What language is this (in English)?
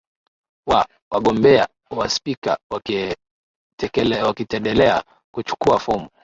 Swahili